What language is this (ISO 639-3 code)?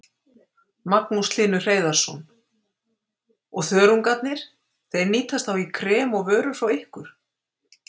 isl